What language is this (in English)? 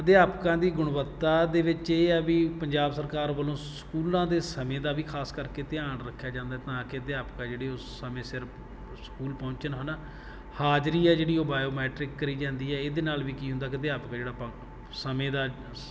Punjabi